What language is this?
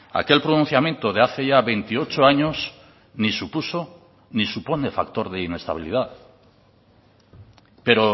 Spanish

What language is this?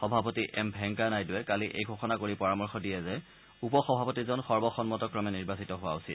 Assamese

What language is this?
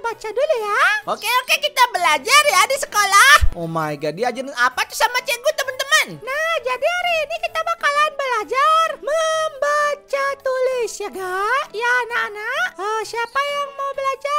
Indonesian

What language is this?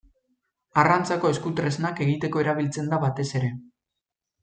Basque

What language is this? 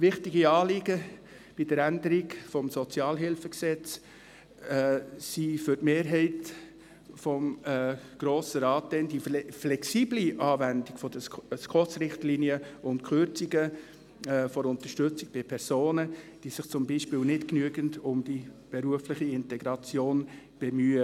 Swiss German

